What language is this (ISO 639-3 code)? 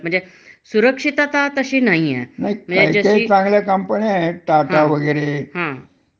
mar